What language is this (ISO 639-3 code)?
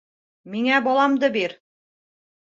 bak